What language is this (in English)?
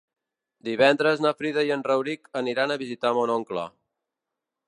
Catalan